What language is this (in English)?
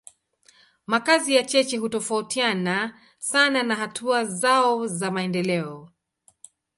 Swahili